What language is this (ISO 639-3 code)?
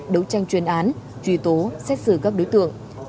vie